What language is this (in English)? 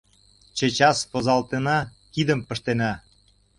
Mari